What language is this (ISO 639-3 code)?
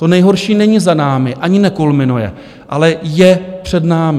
ces